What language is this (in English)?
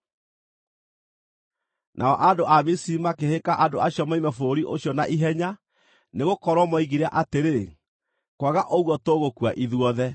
Kikuyu